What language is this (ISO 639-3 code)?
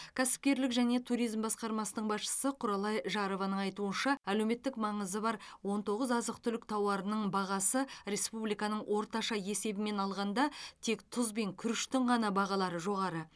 kaz